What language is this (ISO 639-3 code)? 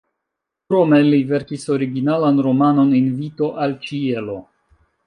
epo